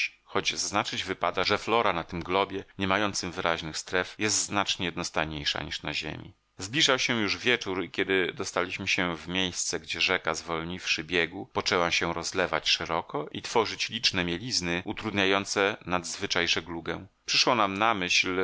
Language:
Polish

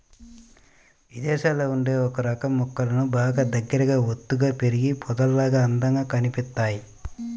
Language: Telugu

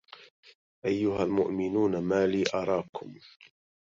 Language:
Arabic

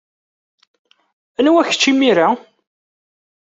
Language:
Kabyle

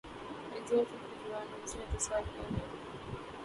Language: Urdu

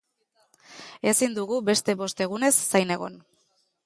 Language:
Basque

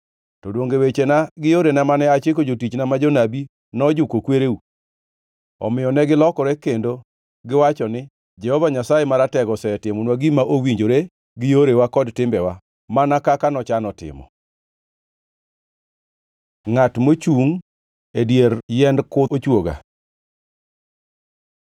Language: Luo (Kenya and Tanzania)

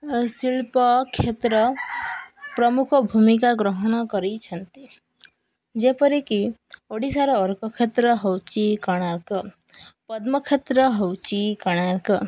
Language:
Odia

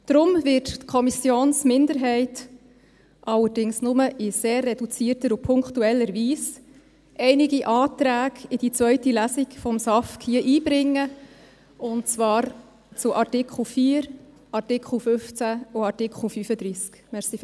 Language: Swiss German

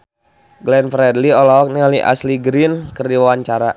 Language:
Sundanese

